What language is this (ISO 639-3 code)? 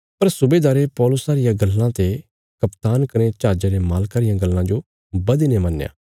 kfs